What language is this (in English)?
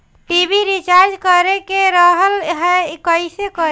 Bhojpuri